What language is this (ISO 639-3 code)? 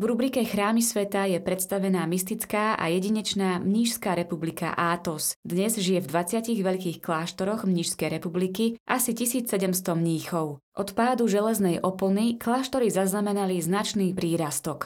slk